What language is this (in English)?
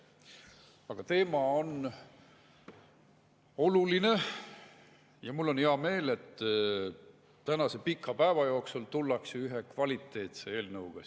Estonian